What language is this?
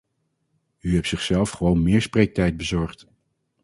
Dutch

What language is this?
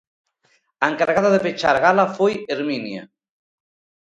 Galician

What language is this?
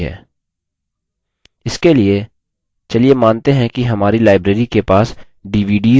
Hindi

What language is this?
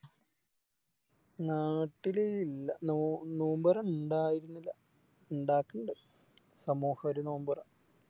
Malayalam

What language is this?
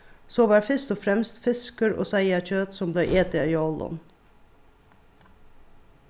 Faroese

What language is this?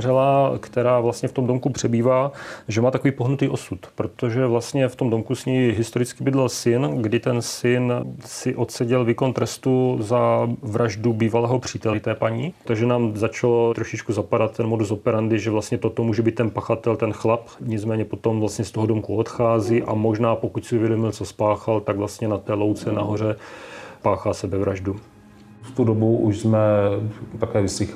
Czech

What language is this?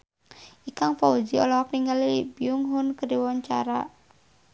Sundanese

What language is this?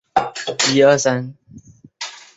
Chinese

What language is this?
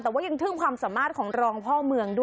Thai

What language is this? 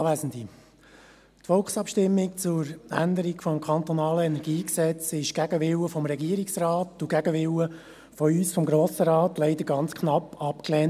Swiss German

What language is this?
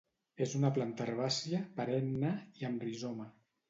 Catalan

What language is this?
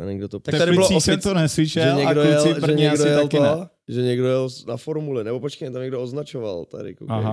Czech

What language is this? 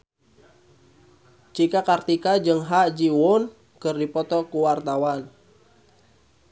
Sundanese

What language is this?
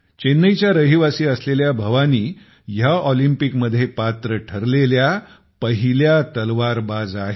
Marathi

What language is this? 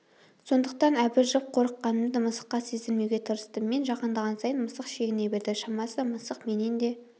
Kazakh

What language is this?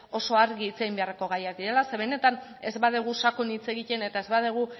Basque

